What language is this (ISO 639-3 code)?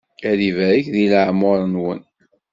kab